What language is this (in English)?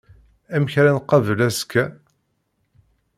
Kabyle